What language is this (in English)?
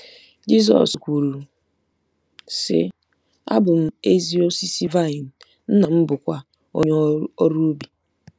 Igbo